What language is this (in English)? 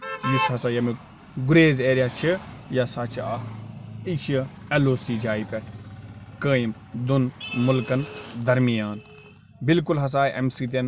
Kashmiri